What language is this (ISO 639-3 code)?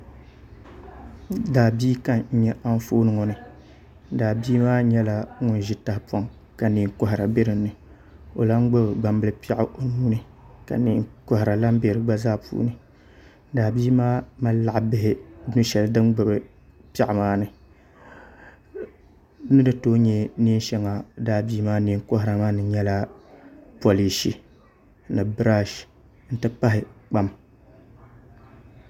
dag